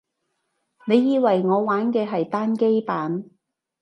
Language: Cantonese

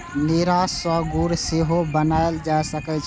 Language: Maithili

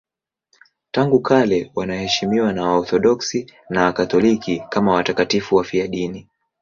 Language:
Swahili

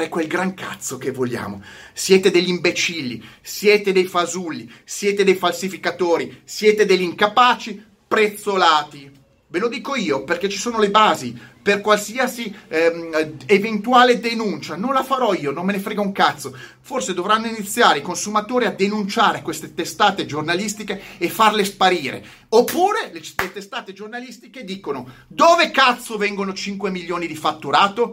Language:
Italian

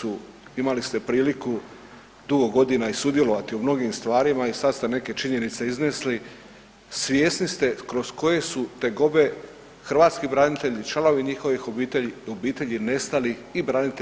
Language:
Croatian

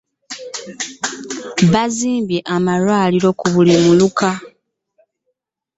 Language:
Ganda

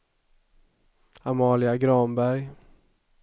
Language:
Swedish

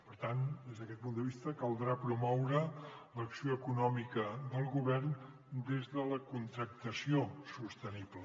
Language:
Catalan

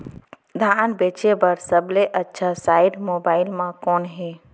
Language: Chhattisgarhi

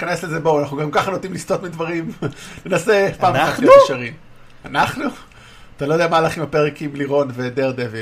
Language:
Hebrew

